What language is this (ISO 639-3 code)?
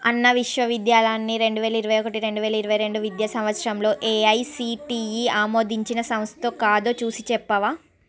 tel